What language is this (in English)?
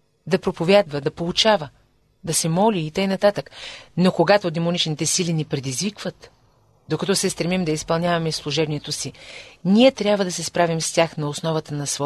Bulgarian